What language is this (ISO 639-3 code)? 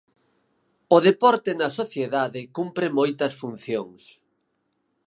glg